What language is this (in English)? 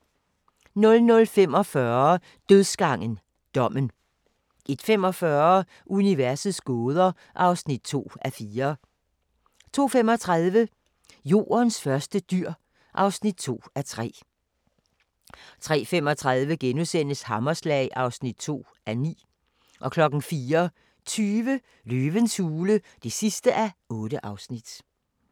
Danish